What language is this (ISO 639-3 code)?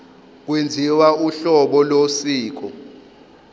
zul